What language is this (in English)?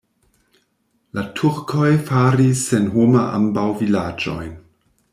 Esperanto